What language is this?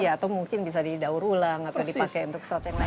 Indonesian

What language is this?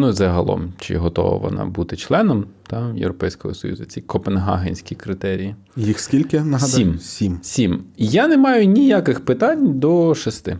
Ukrainian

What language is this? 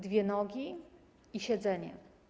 Polish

